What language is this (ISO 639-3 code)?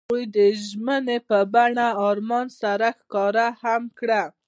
pus